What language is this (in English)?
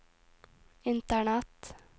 Norwegian